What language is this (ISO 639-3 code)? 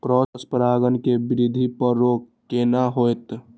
mai